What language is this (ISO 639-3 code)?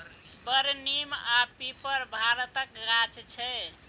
mai